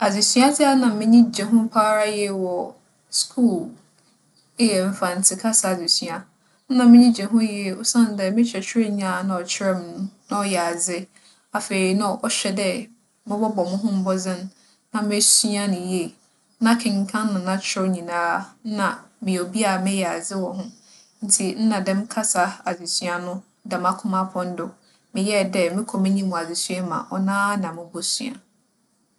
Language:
Akan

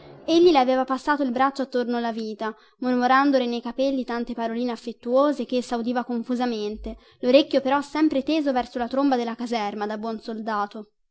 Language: Italian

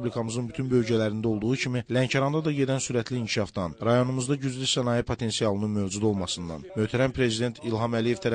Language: Turkish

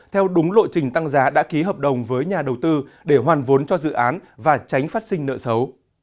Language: Vietnamese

